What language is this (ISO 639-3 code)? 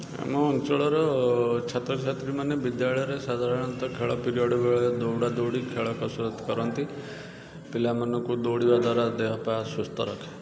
ori